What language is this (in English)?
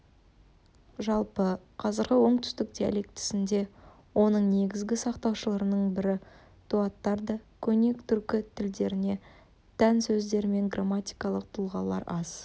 Kazakh